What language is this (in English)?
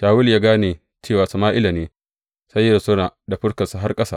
Hausa